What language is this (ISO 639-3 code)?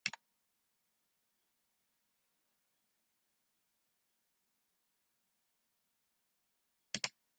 fry